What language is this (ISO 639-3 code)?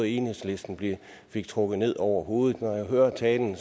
dan